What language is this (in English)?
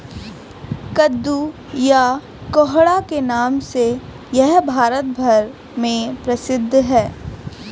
Hindi